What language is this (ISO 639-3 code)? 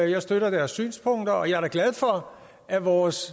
dan